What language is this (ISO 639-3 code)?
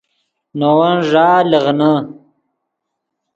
ydg